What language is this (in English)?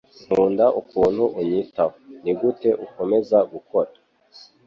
Kinyarwanda